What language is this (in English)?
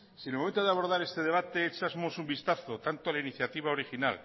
Spanish